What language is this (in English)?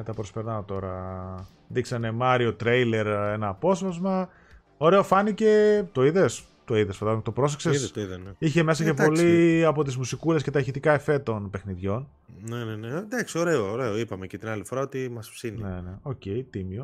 Greek